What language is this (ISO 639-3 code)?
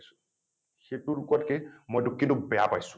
asm